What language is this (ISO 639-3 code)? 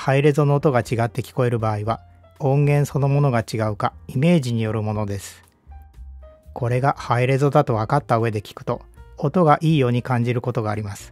jpn